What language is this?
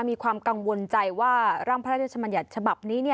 Thai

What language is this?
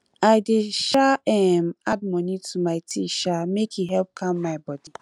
Nigerian Pidgin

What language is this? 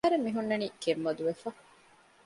Divehi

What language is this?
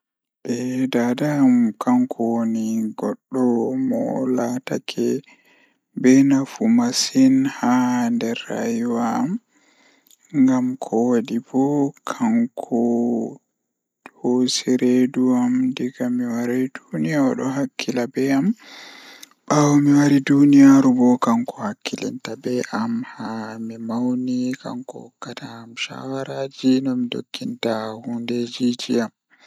Fula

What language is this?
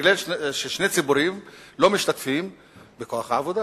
Hebrew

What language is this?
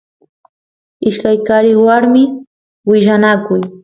Santiago del Estero Quichua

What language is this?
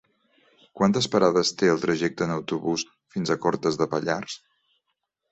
Catalan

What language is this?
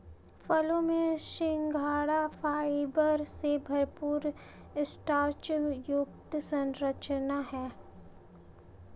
Hindi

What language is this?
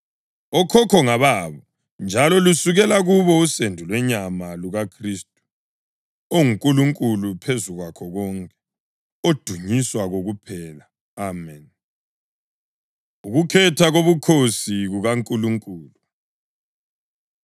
North Ndebele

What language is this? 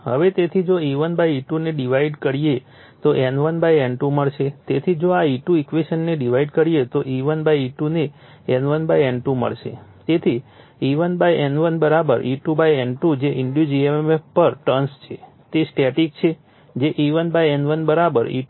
Gujarati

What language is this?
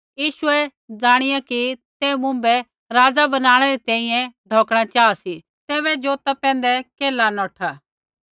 Kullu Pahari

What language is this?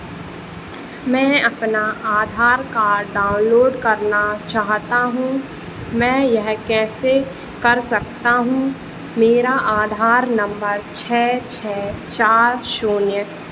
Hindi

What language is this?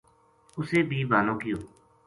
Gujari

